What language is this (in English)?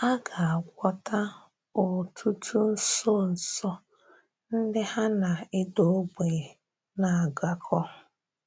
Igbo